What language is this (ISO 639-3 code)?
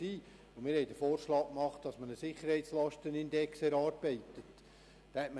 gsw